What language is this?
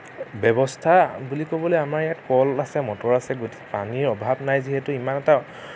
Assamese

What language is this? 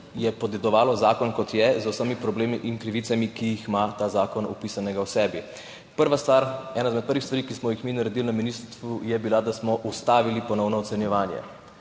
Slovenian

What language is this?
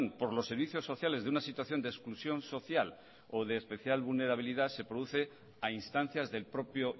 Spanish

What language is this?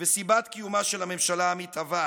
Hebrew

